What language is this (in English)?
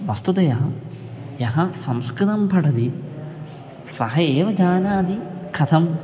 Sanskrit